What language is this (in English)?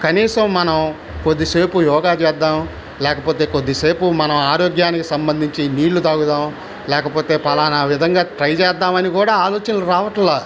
Telugu